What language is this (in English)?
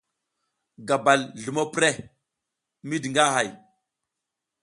South Giziga